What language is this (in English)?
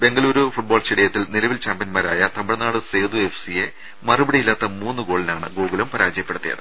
Malayalam